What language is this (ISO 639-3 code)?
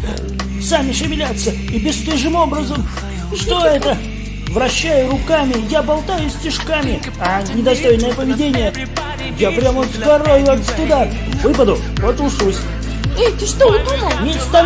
rus